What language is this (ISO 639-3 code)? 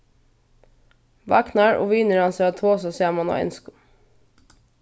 fao